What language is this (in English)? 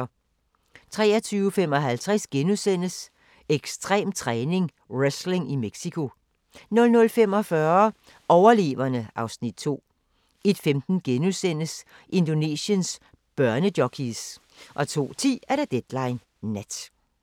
Danish